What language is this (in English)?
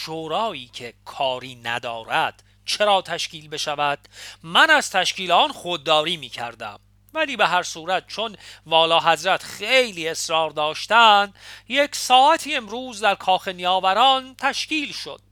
Persian